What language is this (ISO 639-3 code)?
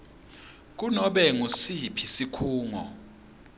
ssw